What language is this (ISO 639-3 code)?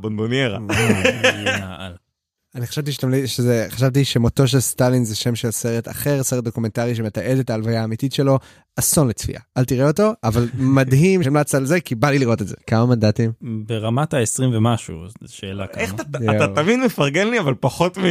heb